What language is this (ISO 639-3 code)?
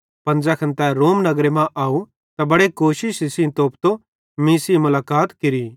bhd